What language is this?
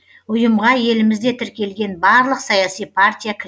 Kazakh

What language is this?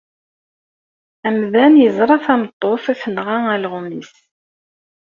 Kabyle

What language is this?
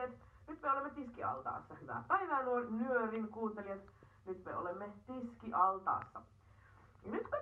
Finnish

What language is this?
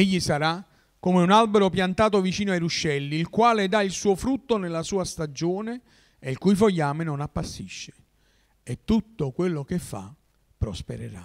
Italian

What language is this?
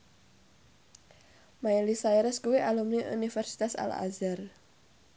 Javanese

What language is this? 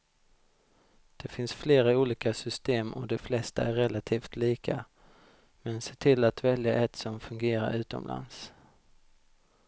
Swedish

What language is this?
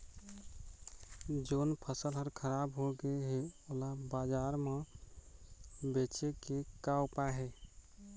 Chhattisgarhi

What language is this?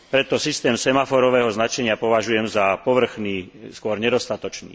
Slovak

